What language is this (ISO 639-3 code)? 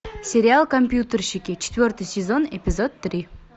rus